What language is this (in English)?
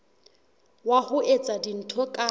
Southern Sotho